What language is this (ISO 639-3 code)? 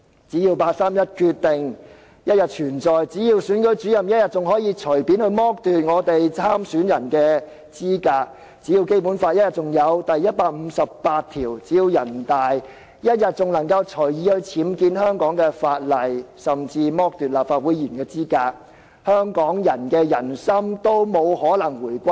yue